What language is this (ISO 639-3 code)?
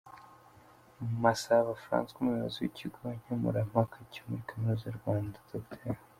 kin